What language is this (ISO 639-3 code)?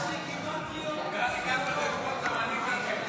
heb